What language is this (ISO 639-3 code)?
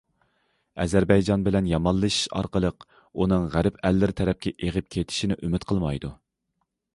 uig